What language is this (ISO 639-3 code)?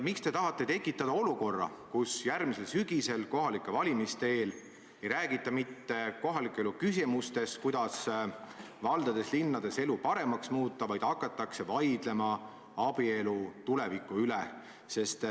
est